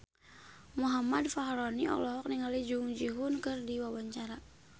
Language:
Sundanese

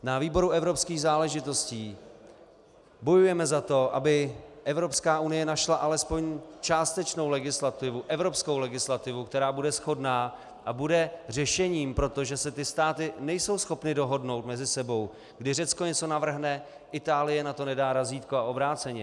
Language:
Czech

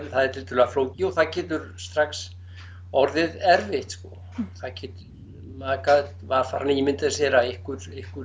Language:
Icelandic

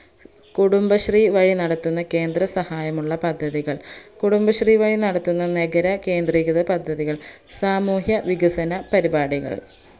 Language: Malayalam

